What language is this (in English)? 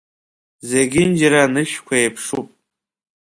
Abkhazian